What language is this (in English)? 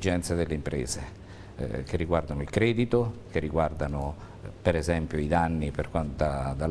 Italian